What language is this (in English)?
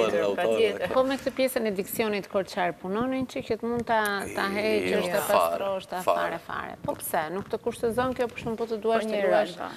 Romanian